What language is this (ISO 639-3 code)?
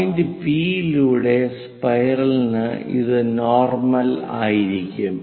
mal